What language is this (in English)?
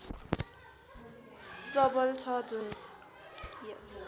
Nepali